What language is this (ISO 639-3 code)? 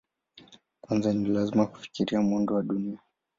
swa